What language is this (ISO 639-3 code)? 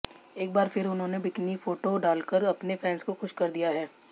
hin